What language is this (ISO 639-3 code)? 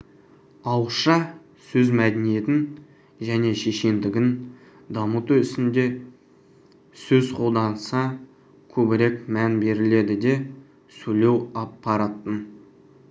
kaz